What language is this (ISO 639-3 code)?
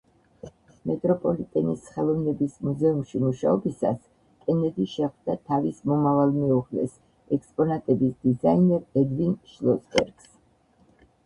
kat